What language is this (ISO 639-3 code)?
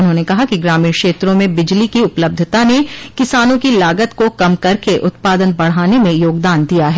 hin